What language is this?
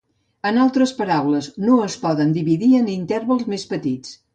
Catalan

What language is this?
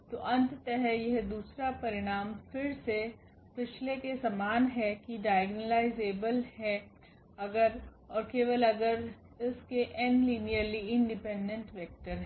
Hindi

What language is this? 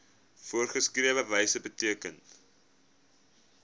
Afrikaans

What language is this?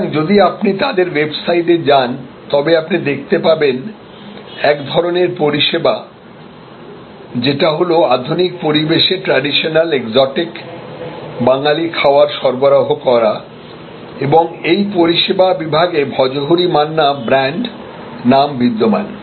Bangla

